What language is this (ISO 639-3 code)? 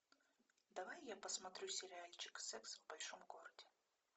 rus